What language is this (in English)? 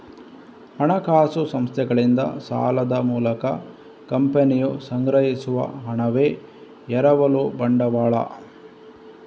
Kannada